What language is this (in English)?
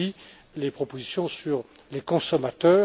French